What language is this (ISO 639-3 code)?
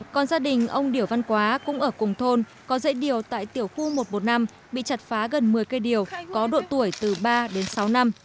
vie